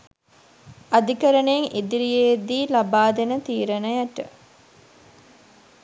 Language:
Sinhala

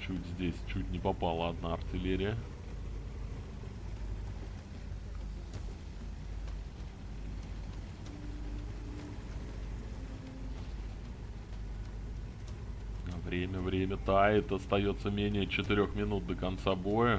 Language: Russian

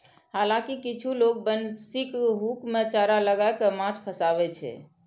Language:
Maithili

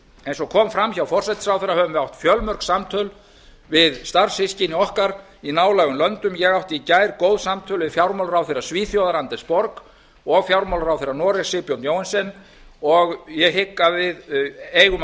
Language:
Icelandic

